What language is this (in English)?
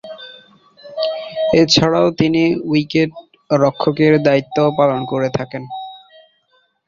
Bangla